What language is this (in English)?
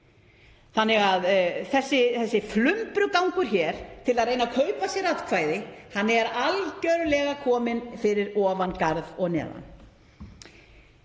Icelandic